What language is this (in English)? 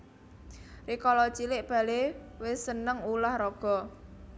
Javanese